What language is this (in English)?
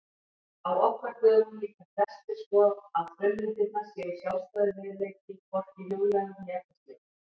Icelandic